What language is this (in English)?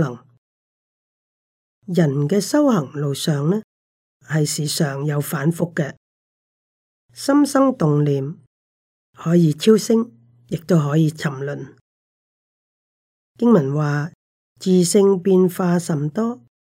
Chinese